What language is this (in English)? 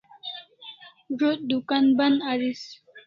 Kalasha